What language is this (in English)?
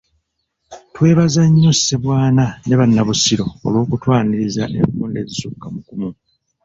Ganda